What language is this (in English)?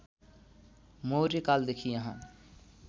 Nepali